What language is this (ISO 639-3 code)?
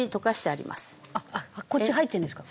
jpn